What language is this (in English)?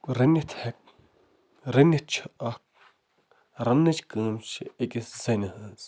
Kashmiri